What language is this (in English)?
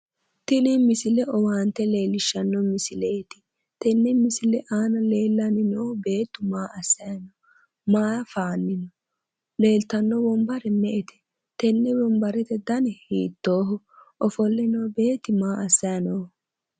Sidamo